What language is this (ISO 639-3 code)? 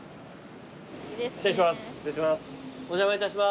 jpn